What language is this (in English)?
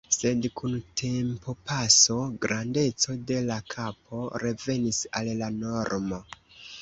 Esperanto